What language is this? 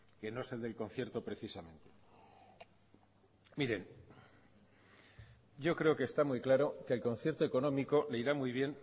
Spanish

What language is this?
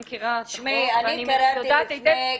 Hebrew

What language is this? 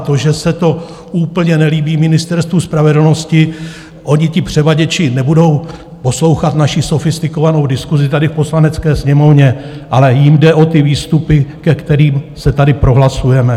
Czech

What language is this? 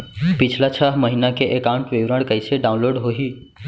Chhattisgarhi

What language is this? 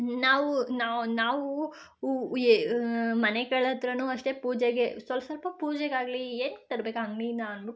Kannada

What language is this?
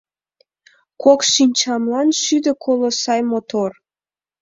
Mari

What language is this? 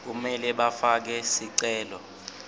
Swati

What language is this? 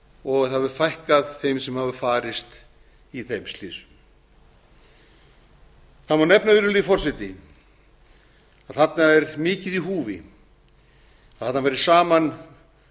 Icelandic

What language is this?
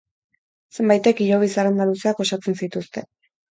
Basque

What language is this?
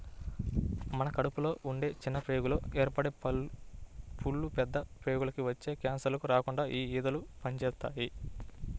Telugu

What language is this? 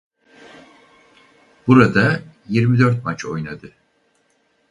Turkish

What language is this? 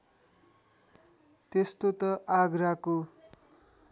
Nepali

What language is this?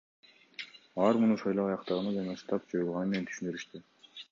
Kyrgyz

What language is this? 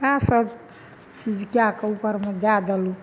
Maithili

